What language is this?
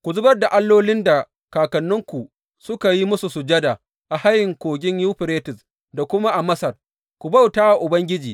Hausa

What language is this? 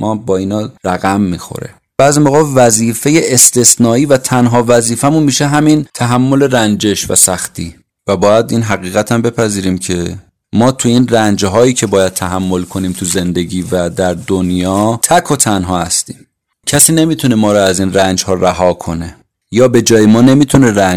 Persian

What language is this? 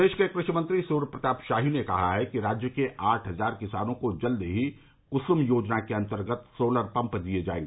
Hindi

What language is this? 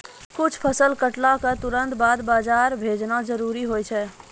Maithili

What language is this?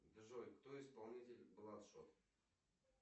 Russian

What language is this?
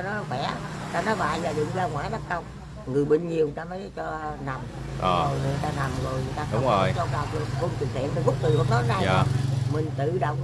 Vietnamese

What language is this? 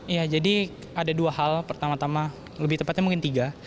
Indonesian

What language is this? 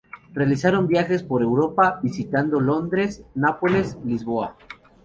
Spanish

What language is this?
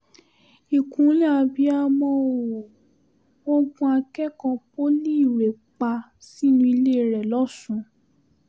Yoruba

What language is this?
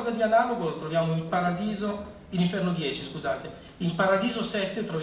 Italian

